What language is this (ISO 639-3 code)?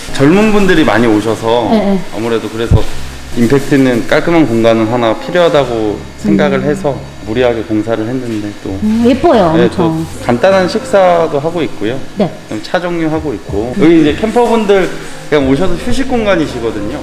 kor